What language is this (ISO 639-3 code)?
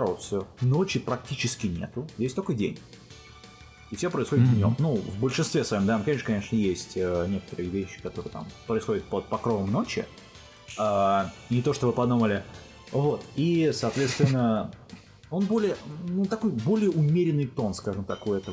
rus